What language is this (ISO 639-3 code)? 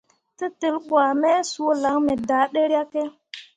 mua